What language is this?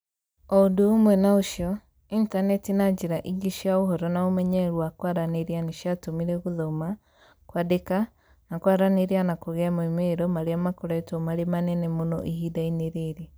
Kikuyu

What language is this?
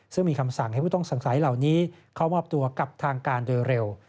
Thai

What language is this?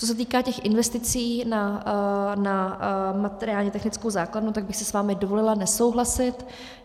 Czech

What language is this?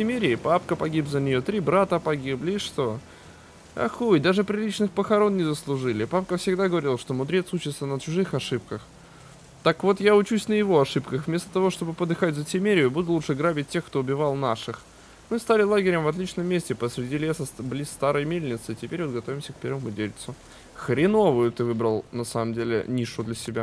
Russian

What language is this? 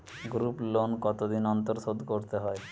Bangla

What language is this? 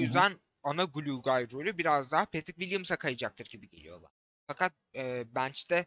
Turkish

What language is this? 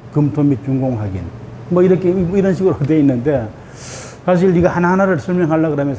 Korean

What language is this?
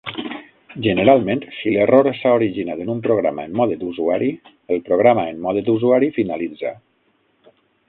Catalan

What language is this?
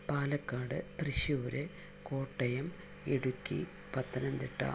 Malayalam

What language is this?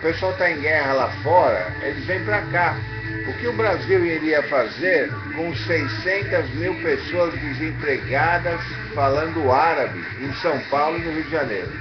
Portuguese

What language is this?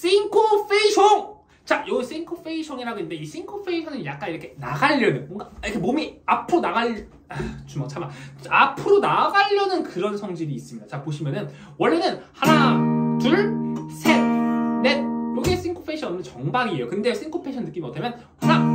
Korean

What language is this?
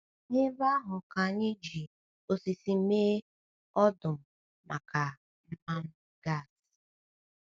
Igbo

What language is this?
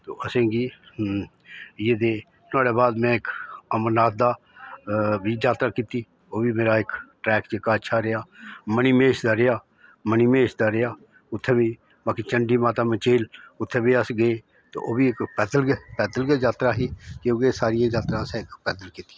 Dogri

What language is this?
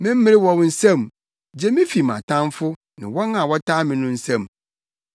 Akan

